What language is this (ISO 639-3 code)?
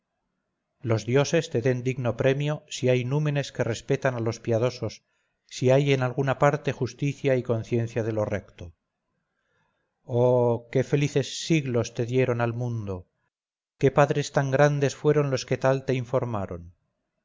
spa